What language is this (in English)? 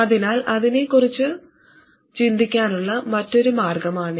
Malayalam